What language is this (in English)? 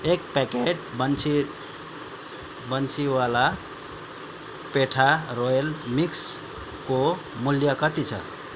Nepali